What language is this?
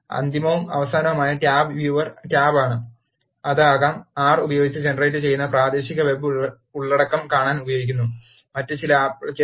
Malayalam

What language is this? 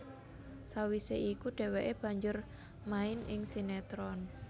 Javanese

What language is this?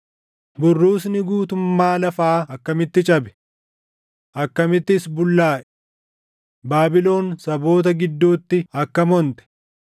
Oromo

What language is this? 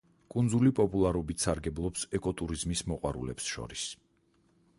Georgian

